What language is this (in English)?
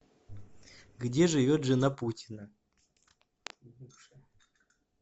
Russian